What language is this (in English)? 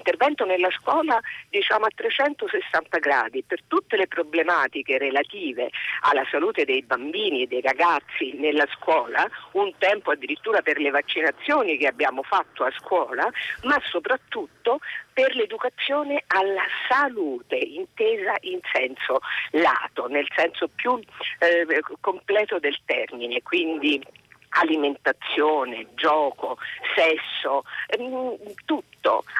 Italian